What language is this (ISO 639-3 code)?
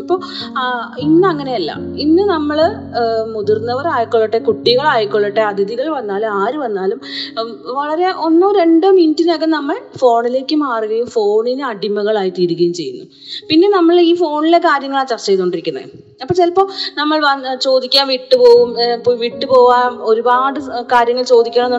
mal